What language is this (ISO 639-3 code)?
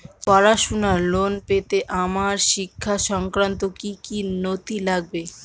ben